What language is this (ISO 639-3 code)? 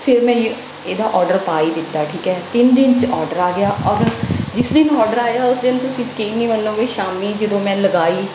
pan